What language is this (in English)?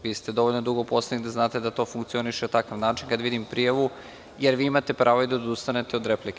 Serbian